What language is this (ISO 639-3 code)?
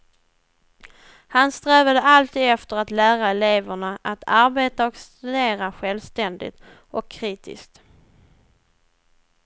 swe